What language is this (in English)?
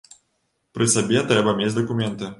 Belarusian